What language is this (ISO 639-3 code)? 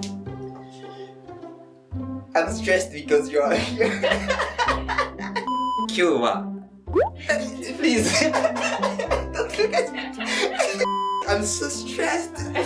jpn